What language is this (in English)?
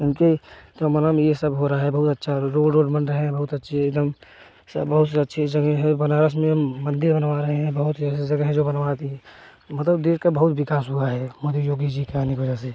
Hindi